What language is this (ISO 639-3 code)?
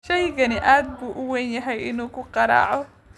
som